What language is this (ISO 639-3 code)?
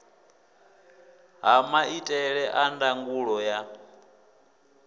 ven